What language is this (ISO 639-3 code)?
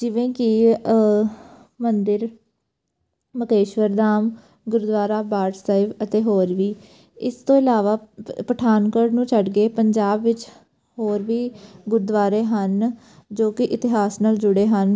pan